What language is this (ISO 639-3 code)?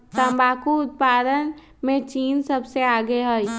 mag